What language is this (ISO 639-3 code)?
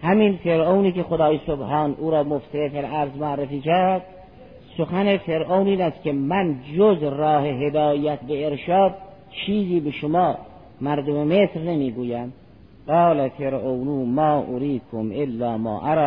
fas